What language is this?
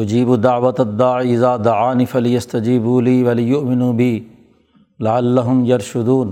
Urdu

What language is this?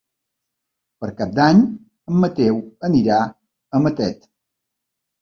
Catalan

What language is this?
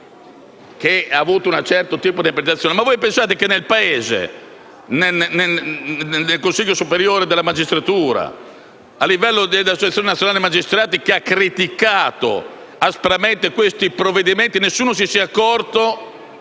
Italian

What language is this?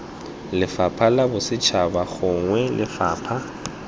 Tswana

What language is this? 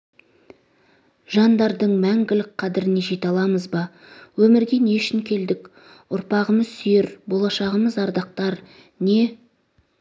Kazakh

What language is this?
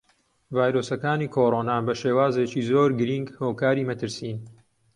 Central Kurdish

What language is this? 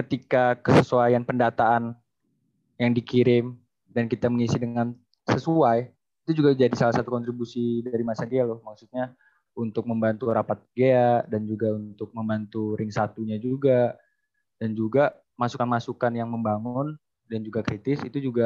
Indonesian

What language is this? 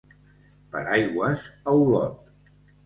Catalan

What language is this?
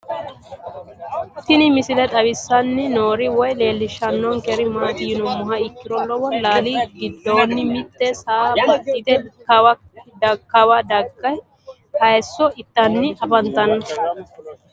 Sidamo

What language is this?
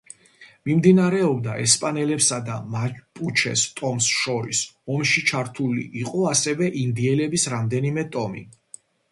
Georgian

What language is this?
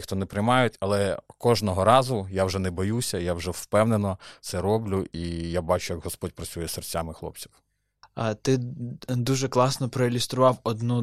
Ukrainian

